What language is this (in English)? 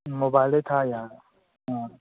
Manipuri